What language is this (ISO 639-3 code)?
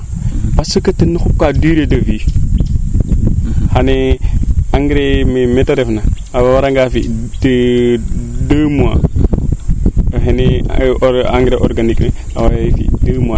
srr